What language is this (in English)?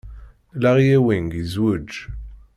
Kabyle